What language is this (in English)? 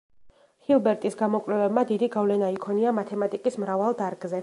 Georgian